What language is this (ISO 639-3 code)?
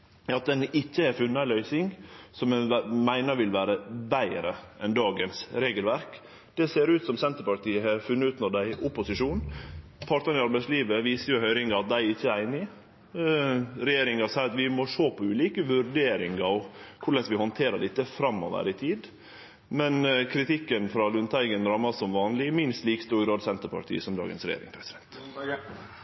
nno